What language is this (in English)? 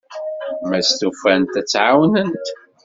Kabyle